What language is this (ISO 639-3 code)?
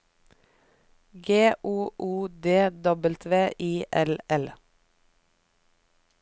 nor